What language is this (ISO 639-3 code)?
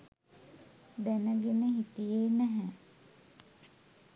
sin